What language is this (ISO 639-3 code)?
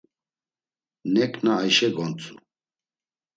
lzz